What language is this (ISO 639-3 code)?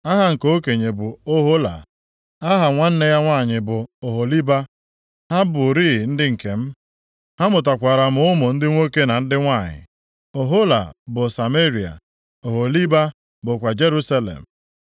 ibo